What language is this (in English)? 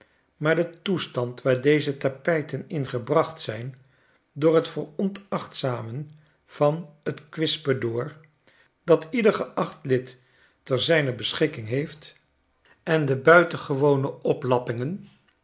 Dutch